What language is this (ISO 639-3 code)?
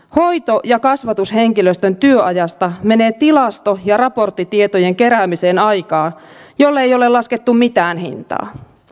fin